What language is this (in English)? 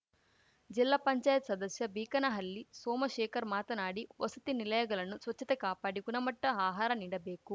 Kannada